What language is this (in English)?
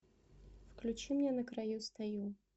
Russian